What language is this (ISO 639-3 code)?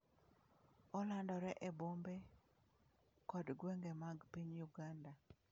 luo